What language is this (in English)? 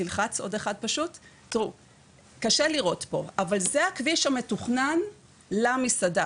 Hebrew